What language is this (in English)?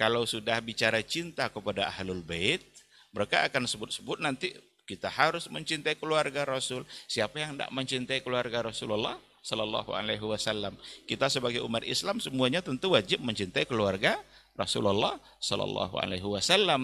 Indonesian